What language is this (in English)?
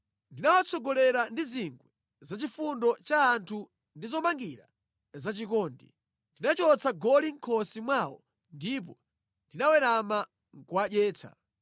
Nyanja